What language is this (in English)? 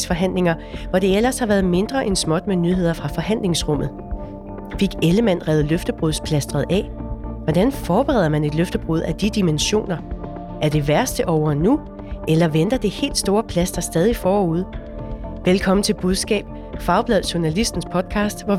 Danish